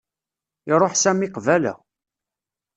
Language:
Kabyle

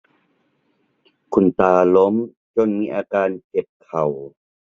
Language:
Thai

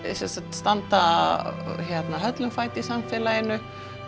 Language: Icelandic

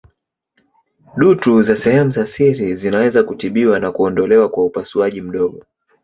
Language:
Swahili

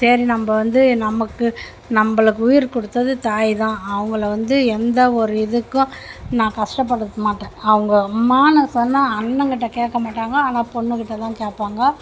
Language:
Tamil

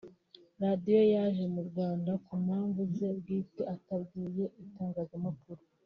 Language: Kinyarwanda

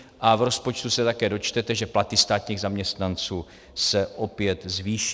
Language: Czech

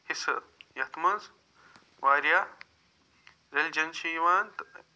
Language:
Kashmiri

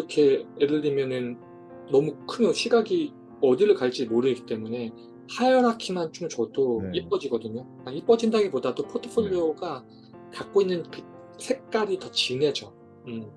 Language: Korean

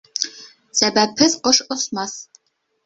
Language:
Bashkir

